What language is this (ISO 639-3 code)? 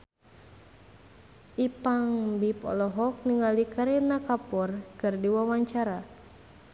sun